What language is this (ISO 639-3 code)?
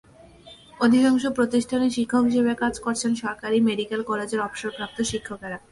ben